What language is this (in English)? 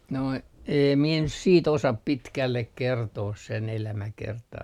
Finnish